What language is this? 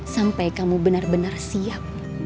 Indonesian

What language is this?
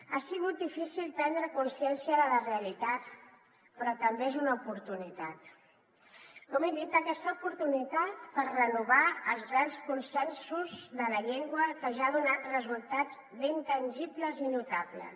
Catalan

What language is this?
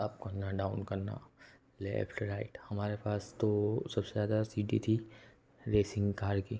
Hindi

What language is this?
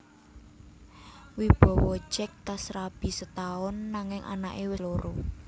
Javanese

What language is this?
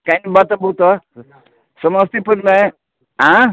Maithili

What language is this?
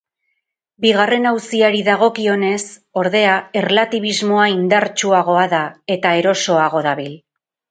Basque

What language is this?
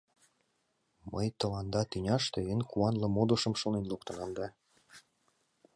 Mari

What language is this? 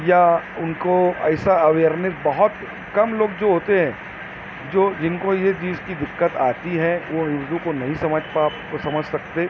Urdu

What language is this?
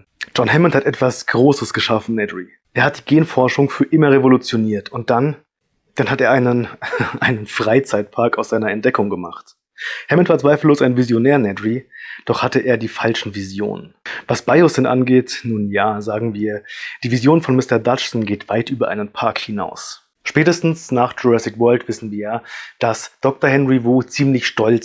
German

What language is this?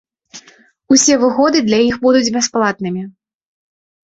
Belarusian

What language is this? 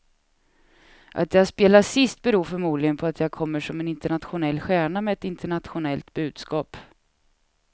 Swedish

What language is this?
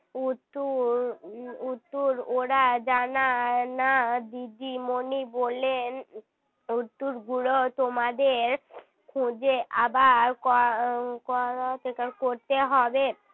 Bangla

